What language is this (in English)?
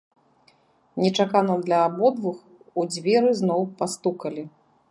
Belarusian